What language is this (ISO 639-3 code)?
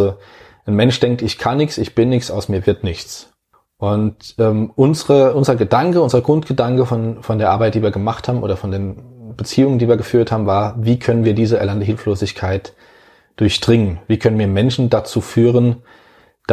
deu